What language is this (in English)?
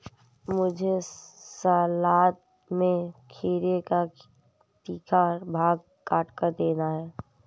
Hindi